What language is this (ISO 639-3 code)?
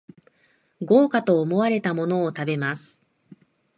jpn